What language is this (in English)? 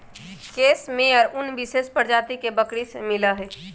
Magahi